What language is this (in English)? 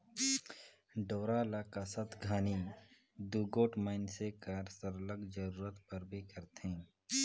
Chhattisgarhi